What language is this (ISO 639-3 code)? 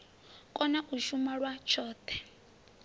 ven